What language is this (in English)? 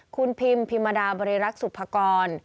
Thai